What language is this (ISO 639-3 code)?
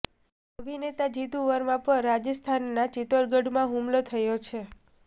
guj